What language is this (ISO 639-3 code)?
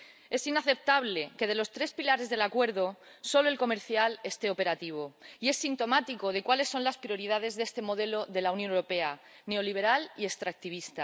spa